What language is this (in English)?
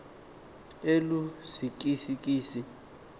Xhosa